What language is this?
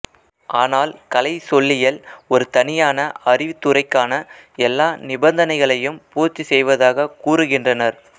Tamil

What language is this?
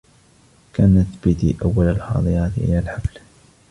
Arabic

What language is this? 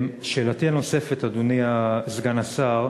Hebrew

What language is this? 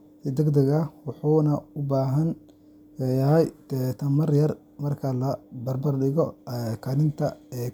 Somali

